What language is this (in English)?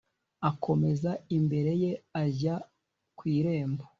Kinyarwanda